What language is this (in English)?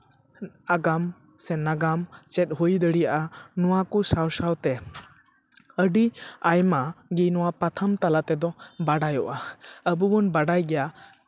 Santali